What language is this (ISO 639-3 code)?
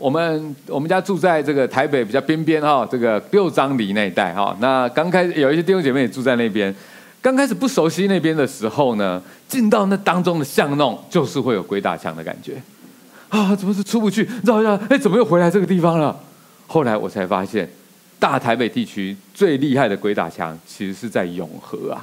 zho